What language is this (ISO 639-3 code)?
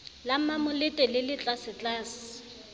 sot